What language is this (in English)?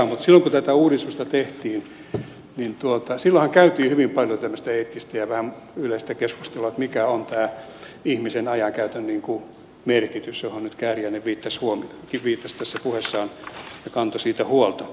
Finnish